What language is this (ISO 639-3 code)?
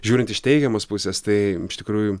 lit